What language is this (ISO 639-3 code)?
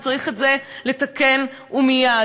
heb